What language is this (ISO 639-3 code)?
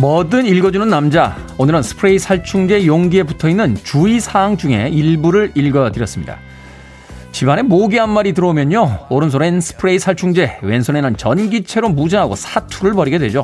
kor